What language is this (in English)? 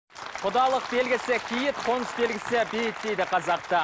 Kazakh